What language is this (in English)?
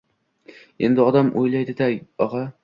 Uzbek